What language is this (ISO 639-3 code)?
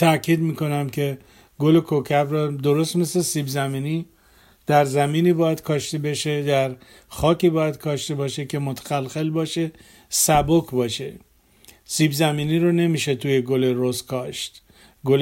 fas